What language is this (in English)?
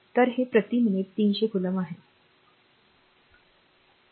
Marathi